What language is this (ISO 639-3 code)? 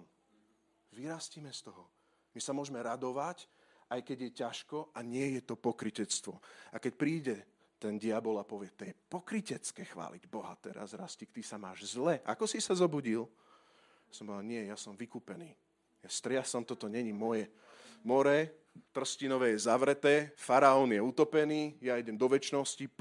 slk